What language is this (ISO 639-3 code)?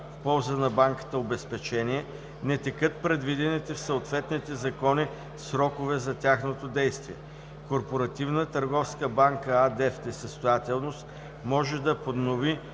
bul